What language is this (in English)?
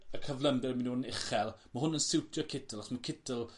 Welsh